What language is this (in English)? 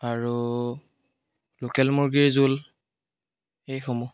Assamese